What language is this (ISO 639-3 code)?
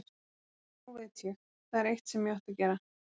isl